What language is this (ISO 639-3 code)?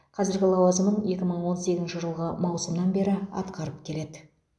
kaz